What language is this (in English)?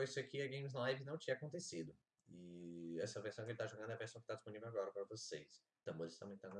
Portuguese